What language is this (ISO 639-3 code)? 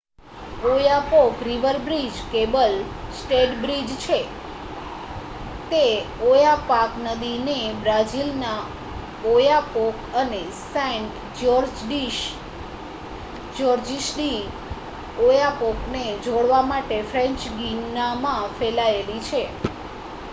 guj